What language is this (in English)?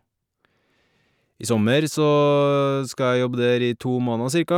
Norwegian